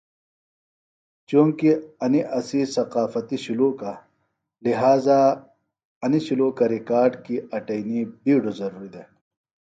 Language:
Phalura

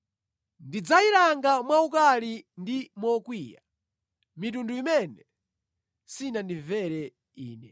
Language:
Nyanja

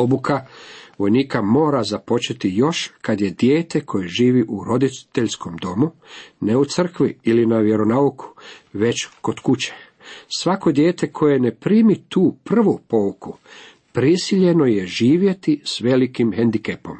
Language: Croatian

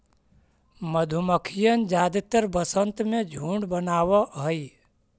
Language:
Magahi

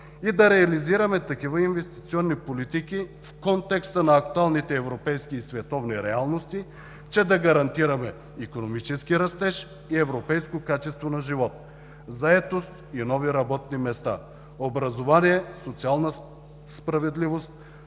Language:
Bulgarian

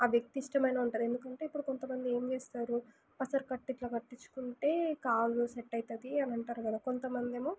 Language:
Telugu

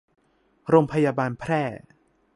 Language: Thai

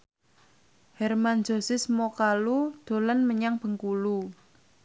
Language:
Javanese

